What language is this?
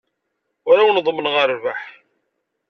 Kabyle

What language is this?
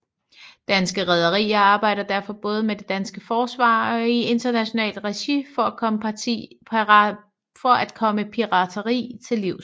Danish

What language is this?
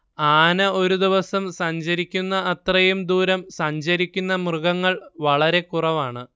Malayalam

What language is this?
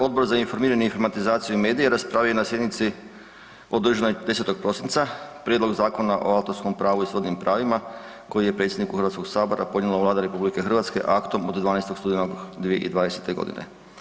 Croatian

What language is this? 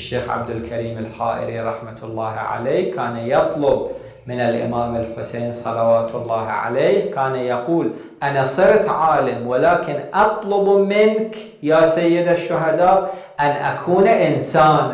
Arabic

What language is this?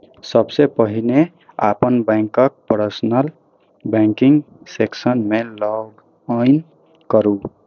Maithili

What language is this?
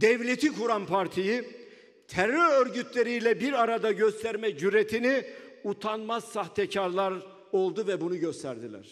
Turkish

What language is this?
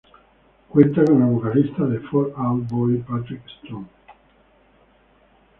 Spanish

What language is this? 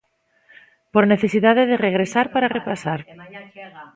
Galician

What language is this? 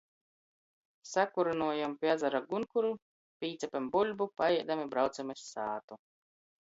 Latgalian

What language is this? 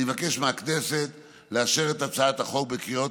Hebrew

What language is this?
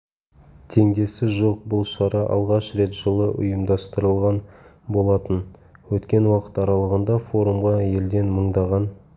Kazakh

